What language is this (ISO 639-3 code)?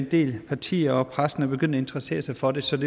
dan